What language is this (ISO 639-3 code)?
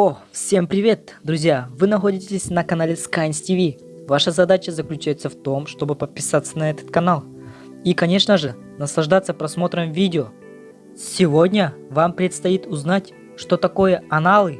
rus